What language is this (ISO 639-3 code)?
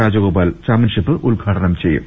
mal